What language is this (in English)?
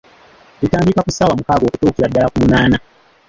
Ganda